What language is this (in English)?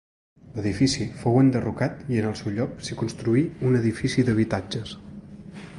Catalan